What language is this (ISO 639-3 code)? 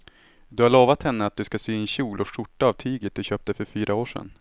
swe